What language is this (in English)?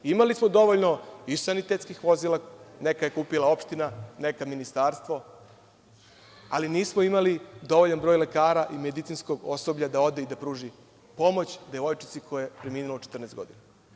Serbian